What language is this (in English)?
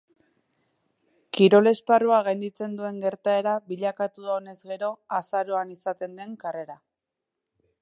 Basque